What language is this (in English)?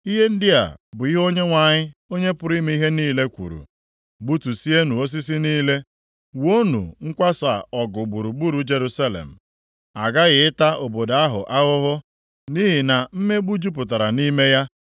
Igbo